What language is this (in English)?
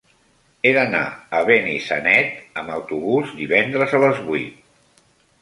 Catalan